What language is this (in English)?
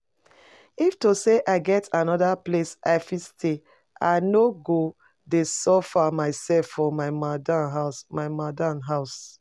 Nigerian Pidgin